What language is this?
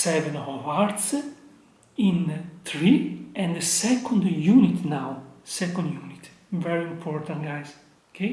English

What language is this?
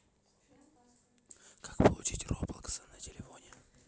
Russian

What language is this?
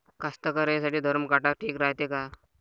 Marathi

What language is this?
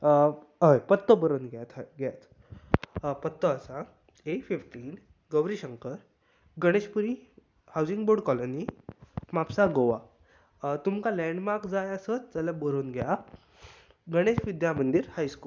Konkani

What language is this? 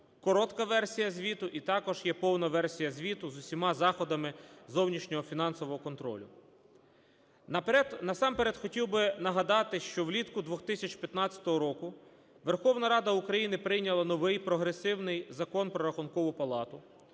Ukrainian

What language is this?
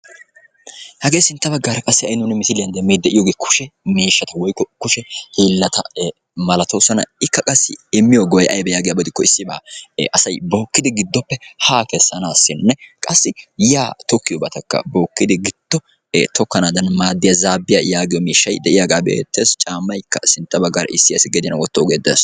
Wolaytta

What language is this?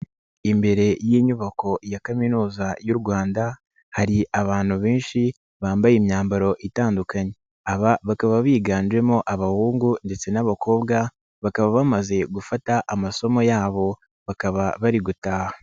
Kinyarwanda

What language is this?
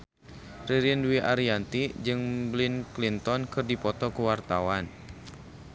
Sundanese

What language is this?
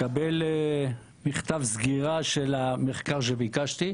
Hebrew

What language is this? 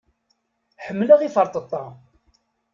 Kabyle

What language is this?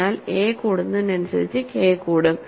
Malayalam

